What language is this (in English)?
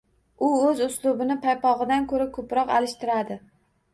Uzbek